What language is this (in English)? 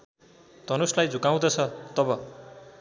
Nepali